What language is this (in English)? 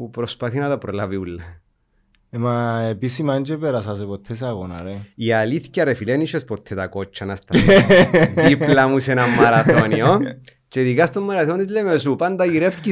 Greek